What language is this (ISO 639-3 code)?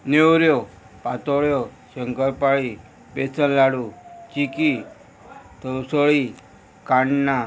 kok